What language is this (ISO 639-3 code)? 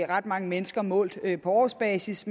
dan